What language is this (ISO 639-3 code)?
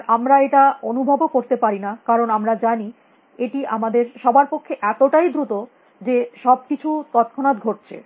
ben